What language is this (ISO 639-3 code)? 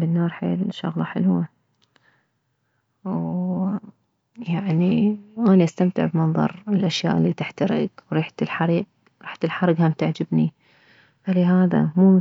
acm